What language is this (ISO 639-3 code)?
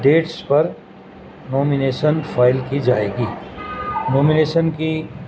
urd